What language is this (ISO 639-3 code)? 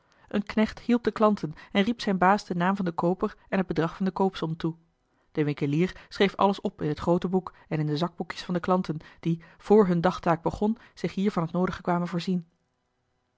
nld